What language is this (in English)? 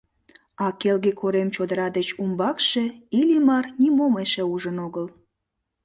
Mari